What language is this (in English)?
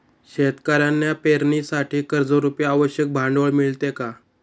Marathi